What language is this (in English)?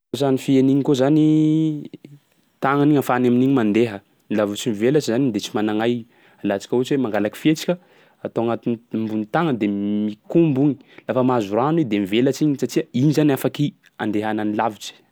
Sakalava Malagasy